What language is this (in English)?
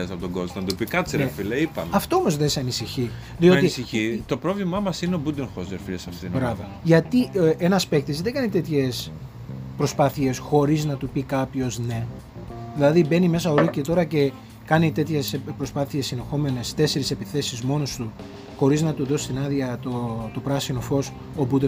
Greek